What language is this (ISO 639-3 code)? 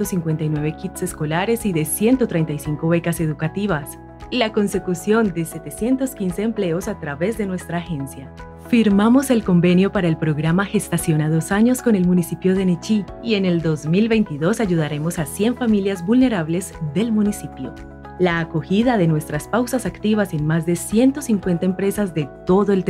spa